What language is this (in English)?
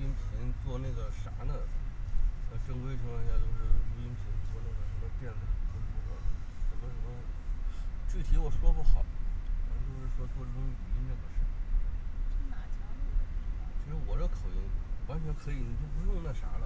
Chinese